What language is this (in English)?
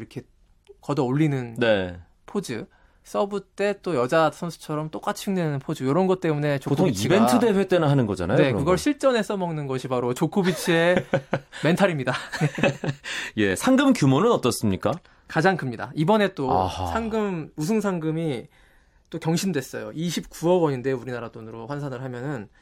Korean